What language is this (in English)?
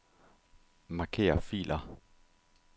Danish